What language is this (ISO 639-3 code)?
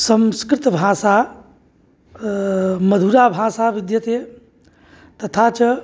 san